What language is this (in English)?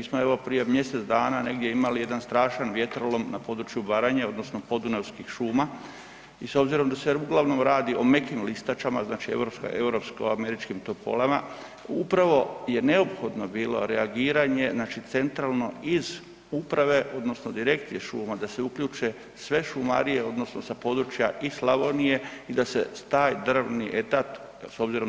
Croatian